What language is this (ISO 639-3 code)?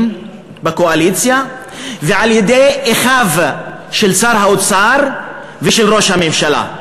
heb